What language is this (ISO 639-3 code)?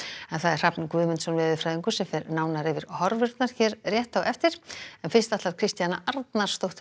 isl